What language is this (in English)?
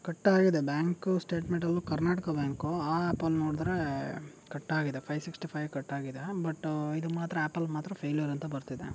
Kannada